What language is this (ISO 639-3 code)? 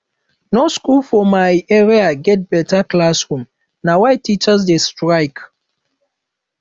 pcm